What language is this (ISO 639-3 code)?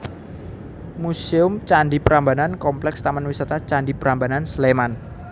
jav